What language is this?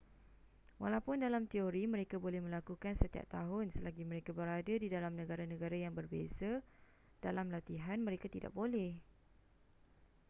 Malay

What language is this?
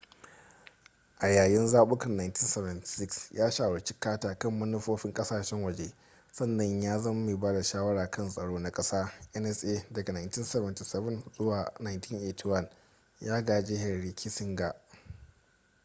Hausa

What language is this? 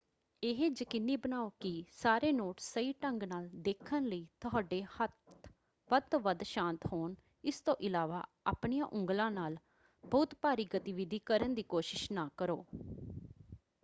Punjabi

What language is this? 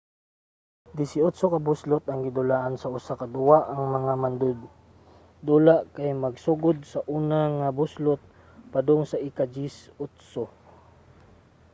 Cebuano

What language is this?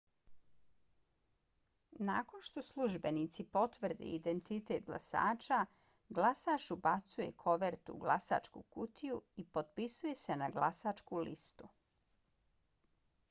Bosnian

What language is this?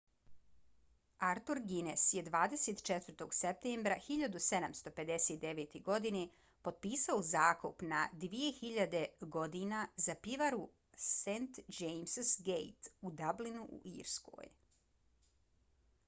Bosnian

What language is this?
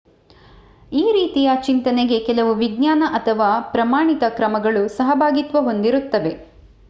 Kannada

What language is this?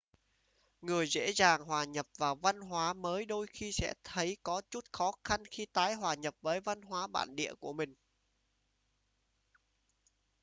Vietnamese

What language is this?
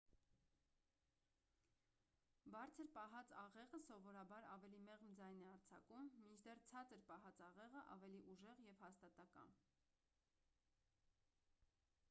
Armenian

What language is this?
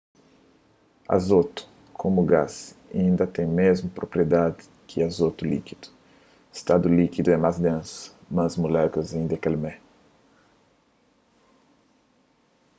Kabuverdianu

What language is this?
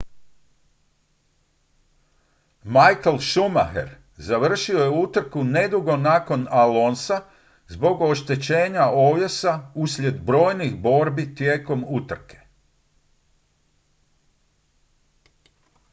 Croatian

